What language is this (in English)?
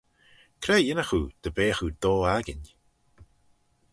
Manx